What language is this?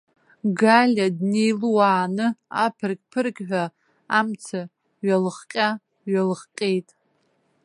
Abkhazian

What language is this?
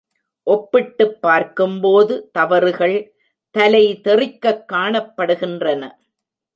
Tamil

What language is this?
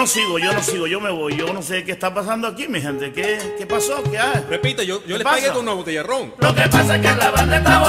Spanish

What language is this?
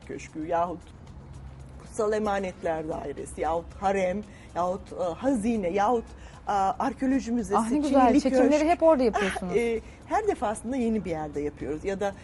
Turkish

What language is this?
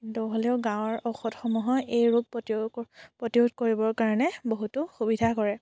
Assamese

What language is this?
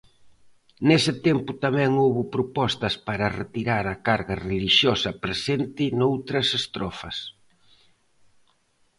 Galician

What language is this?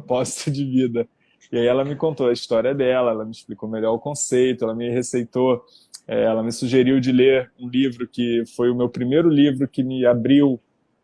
Portuguese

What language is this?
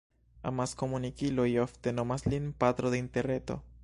Esperanto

